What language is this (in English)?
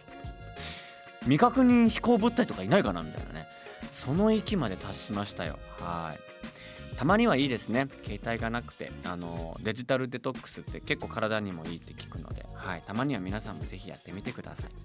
Japanese